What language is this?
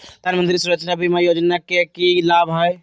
Magahi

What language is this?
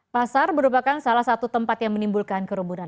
Indonesian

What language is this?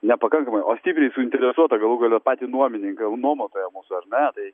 Lithuanian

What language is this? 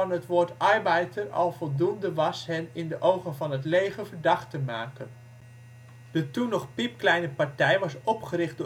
Dutch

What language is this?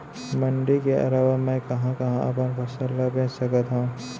Chhattisgarhi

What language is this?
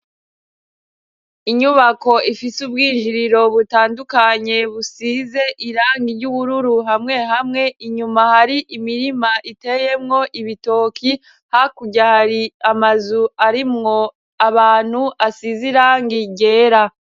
Rundi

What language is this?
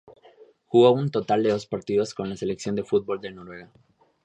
Spanish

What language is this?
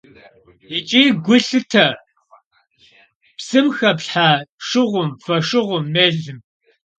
Kabardian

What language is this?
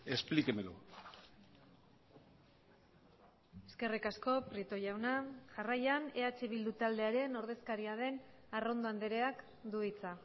Basque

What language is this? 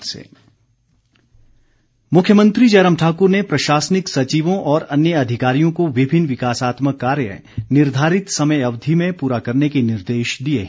Hindi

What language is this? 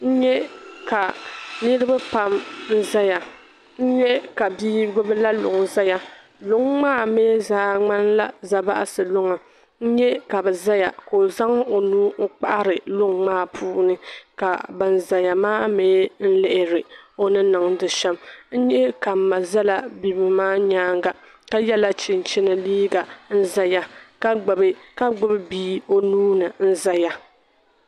Dagbani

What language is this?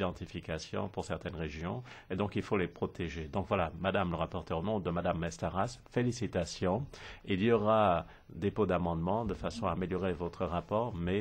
French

